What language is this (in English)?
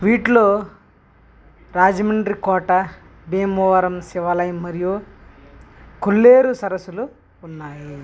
Telugu